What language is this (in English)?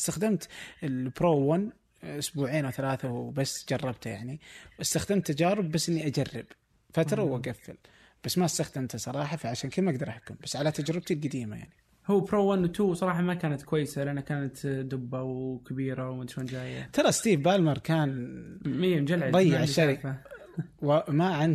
Arabic